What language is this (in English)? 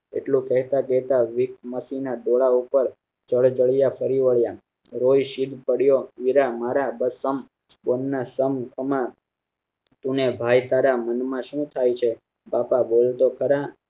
Gujarati